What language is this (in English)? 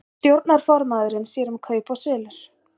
Icelandic